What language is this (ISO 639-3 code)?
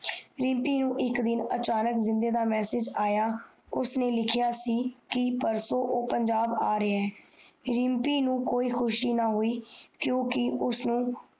pan